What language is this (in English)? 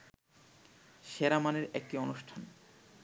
Bangla